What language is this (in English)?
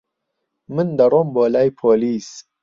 Central Kurdish